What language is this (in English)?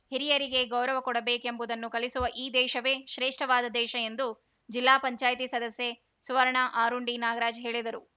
Kannada